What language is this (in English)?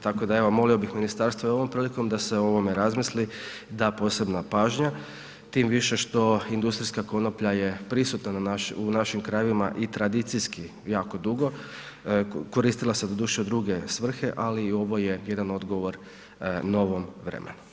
Croatian